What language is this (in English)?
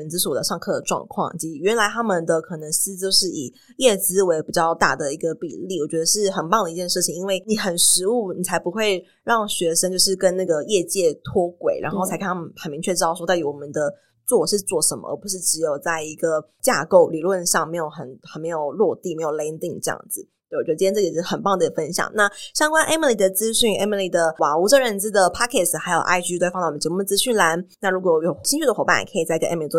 Chinese